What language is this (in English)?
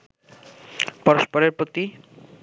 Bangla